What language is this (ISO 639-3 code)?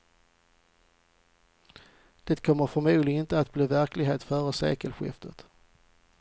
swe